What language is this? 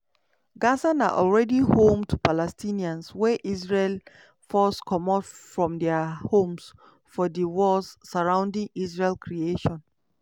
Nigerian Pidgin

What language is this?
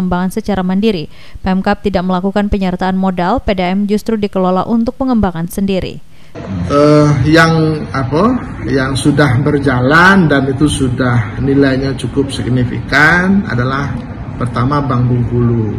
Indonesian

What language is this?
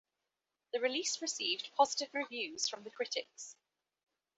English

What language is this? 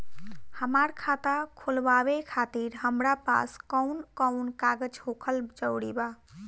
Bhojpuri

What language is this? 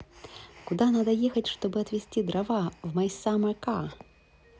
Russian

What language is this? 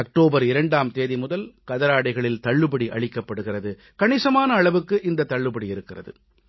Tamil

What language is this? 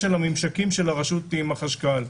Hebrew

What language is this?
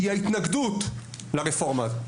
Hebrew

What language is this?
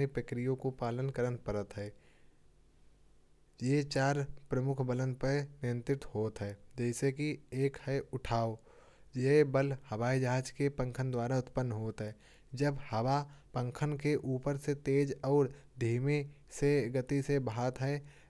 Kanauji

